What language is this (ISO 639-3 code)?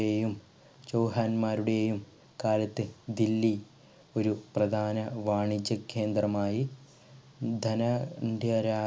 mal